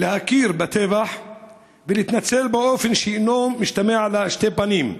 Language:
Hebrew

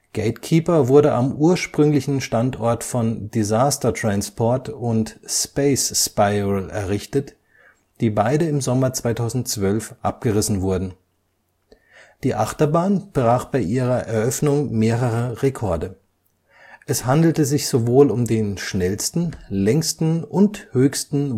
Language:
German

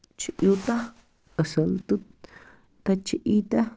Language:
Kashmiri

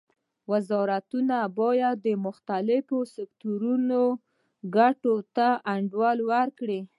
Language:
Pashto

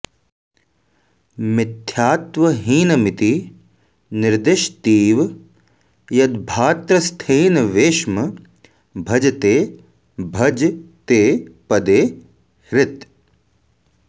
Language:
Sanskrit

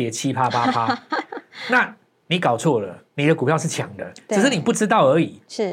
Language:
Chinese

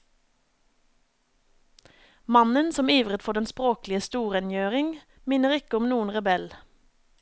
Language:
Norwegian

